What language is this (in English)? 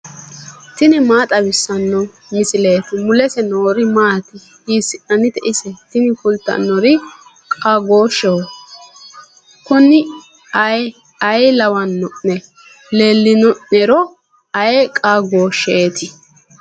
Sidamo